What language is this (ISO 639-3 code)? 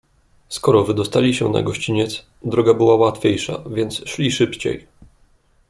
pol